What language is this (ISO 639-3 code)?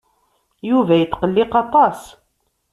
kab